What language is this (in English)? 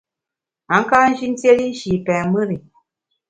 Bamun